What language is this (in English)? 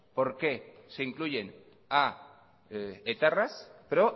Spanish